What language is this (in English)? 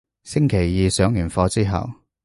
Cantonese